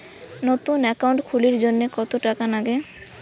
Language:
Bangla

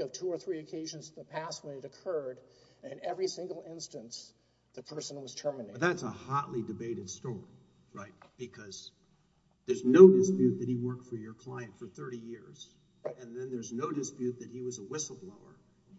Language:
English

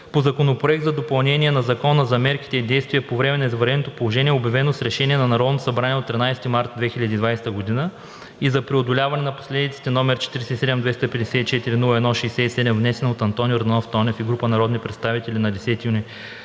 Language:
Bulgarian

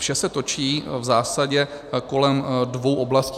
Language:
Czech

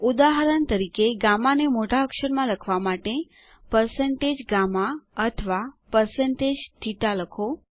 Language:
Gujarati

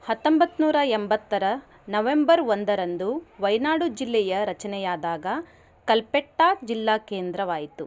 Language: Kannada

